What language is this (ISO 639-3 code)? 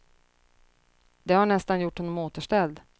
swe